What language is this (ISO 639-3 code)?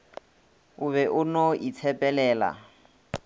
nso